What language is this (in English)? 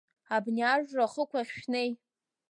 Abkhazian